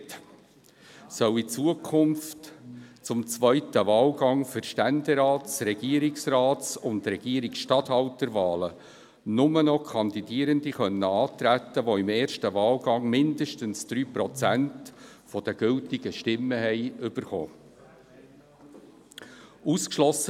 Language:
Swiss German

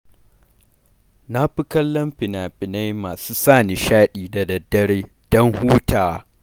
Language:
Hausa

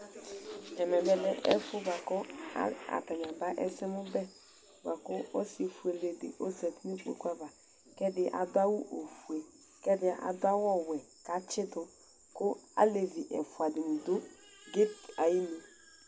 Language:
Ikposo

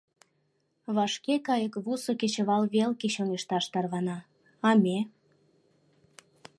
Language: Mari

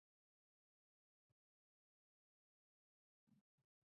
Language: Pashto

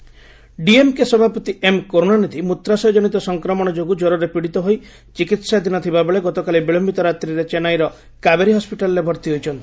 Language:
Odia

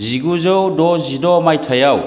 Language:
Bodo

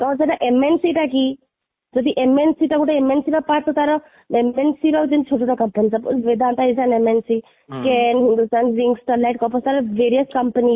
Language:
Odia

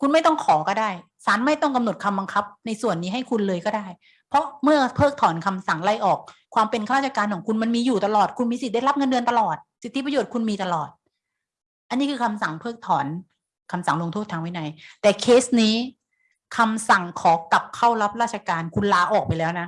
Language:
Thai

